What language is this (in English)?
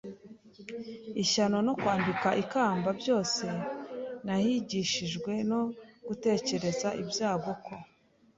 Kinyarwanda